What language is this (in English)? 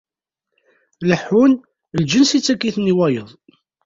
Kabyle